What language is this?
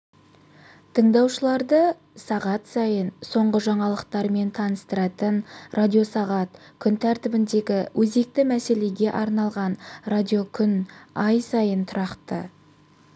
Kazakh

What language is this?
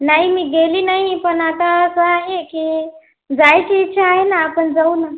Marathi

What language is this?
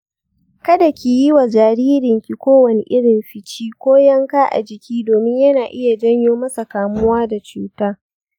Hausa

